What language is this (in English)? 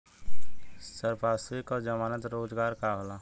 Bhojpuri